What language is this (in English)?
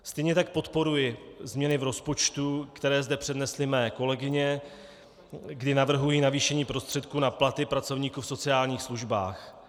Czech